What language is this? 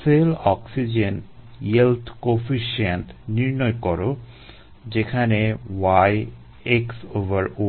Bangla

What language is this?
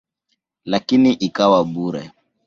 Swahili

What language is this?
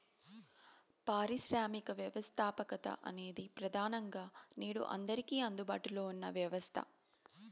Telugu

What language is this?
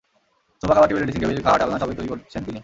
Bangla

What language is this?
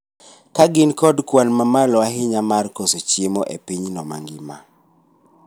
Luo (Kenya and Tanzania)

